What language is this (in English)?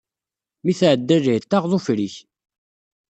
Kabyle